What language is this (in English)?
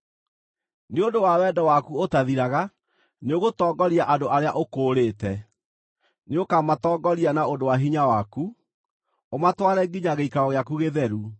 Kikuyu